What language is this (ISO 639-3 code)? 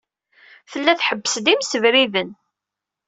kab